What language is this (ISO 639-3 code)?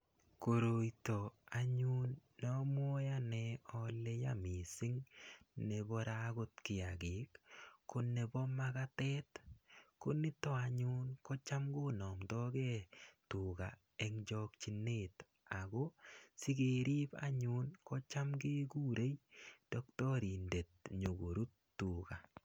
kln